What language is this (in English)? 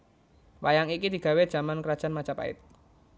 Javanese